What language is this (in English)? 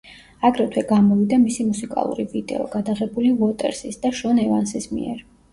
Georgian